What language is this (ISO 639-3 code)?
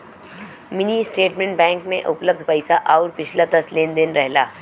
bho